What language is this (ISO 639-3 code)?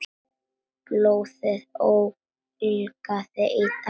isl